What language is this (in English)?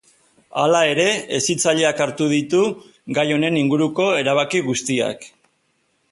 Basque